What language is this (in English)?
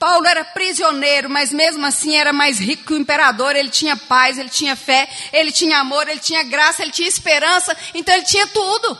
Portuguese